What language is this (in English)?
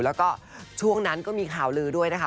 Thai